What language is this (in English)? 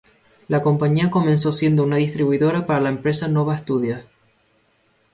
Spanish